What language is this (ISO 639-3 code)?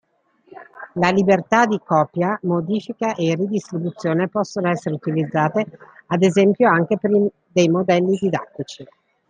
ita